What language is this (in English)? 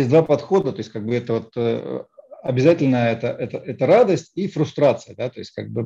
Russian